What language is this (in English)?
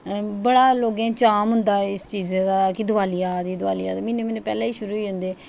Dogri